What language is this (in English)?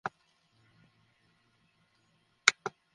Bangla